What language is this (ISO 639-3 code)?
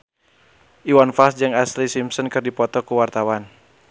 sun